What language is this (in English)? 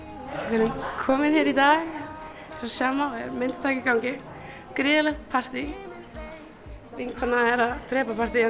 Icelandic